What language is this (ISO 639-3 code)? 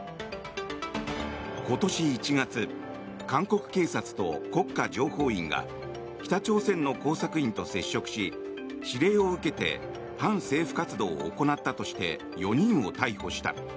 jpn